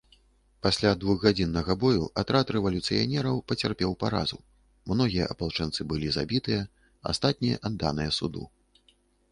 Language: Belarusian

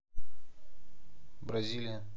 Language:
Russian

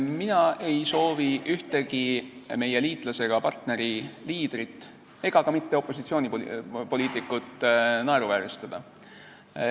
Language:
Estonian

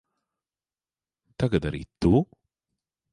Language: Latvian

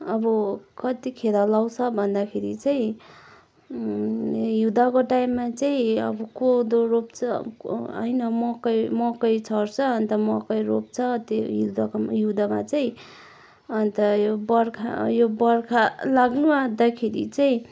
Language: Nepali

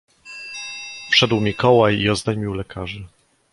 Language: Polish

